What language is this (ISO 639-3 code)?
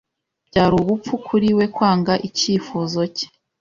kin